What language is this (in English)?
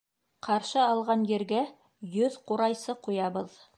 Bashkir